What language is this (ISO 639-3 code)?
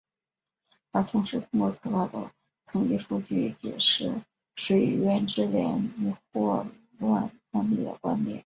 zho